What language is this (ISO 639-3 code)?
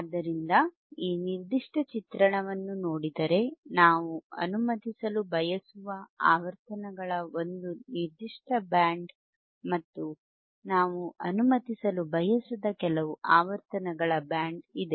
kan